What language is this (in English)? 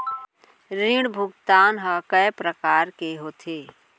Chhattisgarhi